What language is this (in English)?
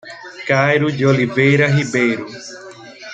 Portuguese